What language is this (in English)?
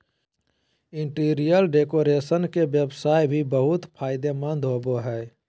Magahi